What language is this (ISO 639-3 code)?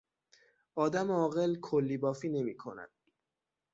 fas